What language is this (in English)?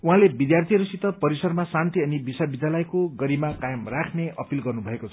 Nepali